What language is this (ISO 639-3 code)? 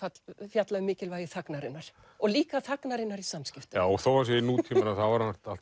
isl